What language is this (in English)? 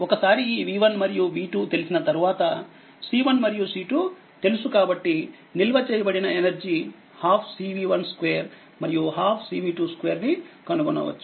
Telugu